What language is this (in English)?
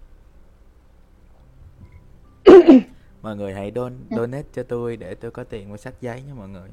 Vietnamese